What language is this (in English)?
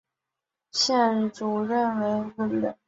Chinese